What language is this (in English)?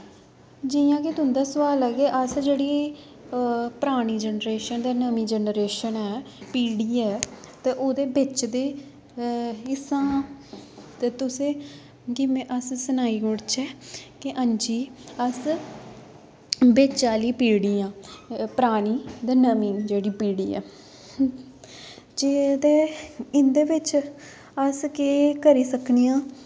Dogri